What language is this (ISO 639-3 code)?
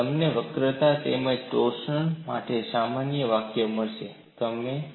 guj